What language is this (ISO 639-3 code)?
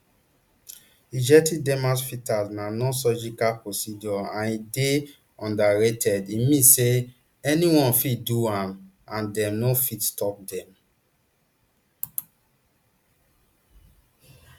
pcm